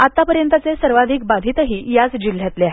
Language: Marathi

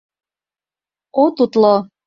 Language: Mari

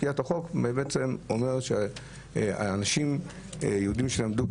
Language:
Hebrew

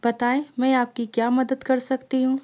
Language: Urdu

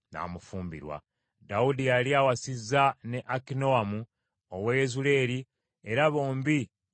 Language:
Ganda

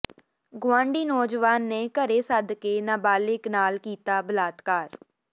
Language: Punjabi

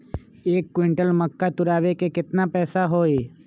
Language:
Magahi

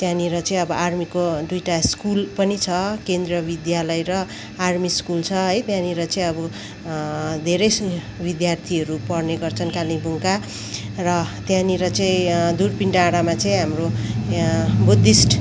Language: Nepali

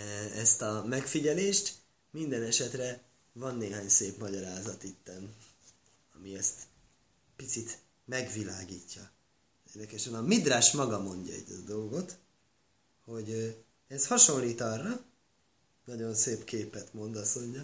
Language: Hungarian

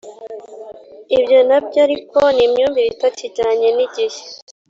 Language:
Kinyarwanda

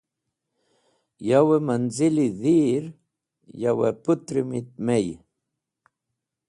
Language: Wakhi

